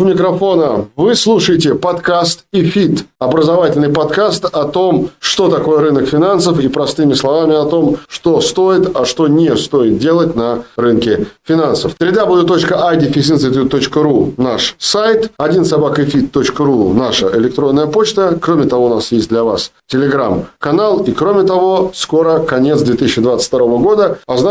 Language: Russian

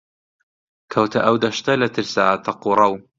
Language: Central Kurdish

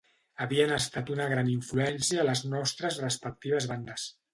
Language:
Catalan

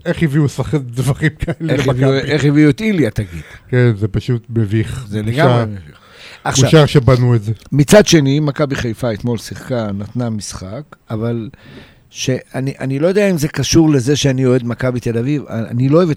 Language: Hebrew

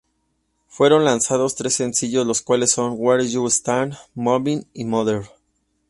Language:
Spanish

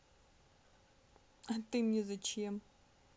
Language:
Russian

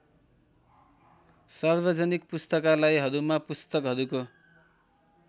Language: Nepali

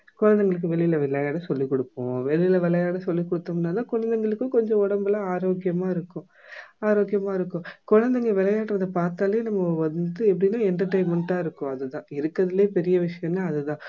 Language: Tamil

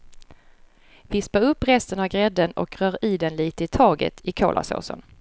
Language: Swedish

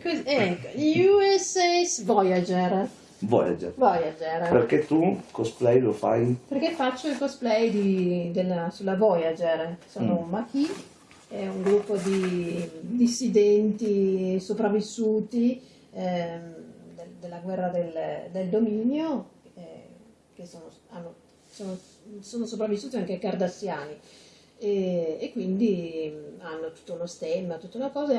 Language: Italian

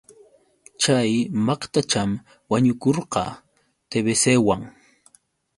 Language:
Yauyos Quechua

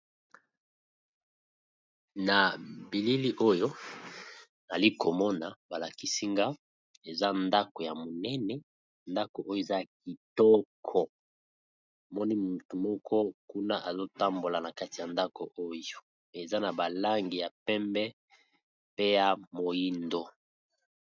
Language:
Lingala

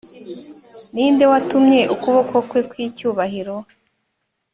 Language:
Kinyarwanda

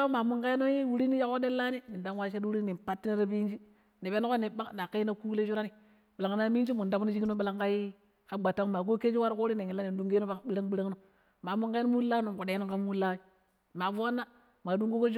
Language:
Pero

